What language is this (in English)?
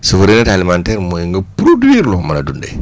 Wolof